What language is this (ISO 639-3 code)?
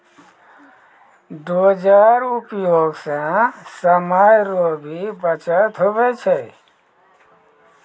mai